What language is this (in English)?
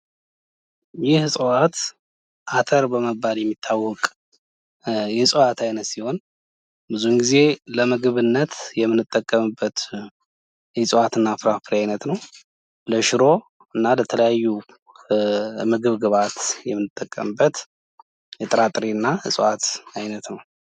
Amharic